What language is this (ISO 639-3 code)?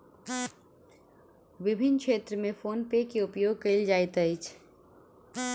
mai